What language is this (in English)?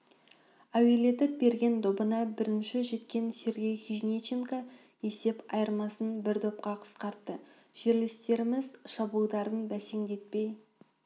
Kazakh